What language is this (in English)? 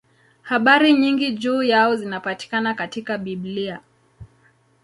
Swahili